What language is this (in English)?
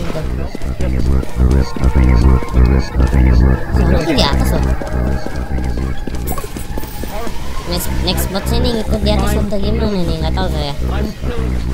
Indonesian